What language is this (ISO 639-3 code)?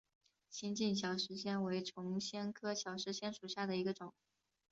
zho